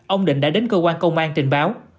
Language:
Vietnamese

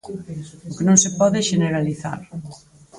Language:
Galician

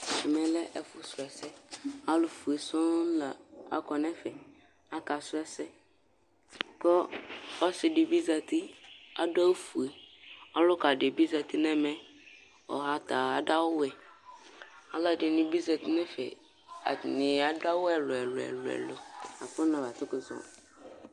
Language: Ikposo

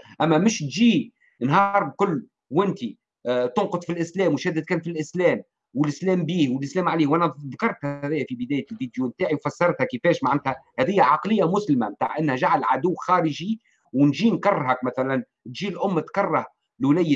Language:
Arabic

